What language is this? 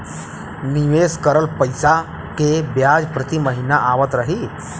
Bhojpuri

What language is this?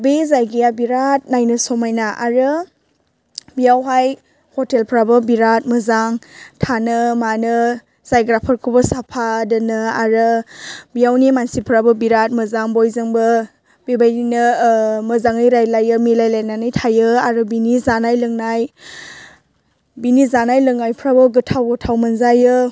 Bodo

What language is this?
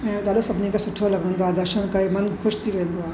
Sindhi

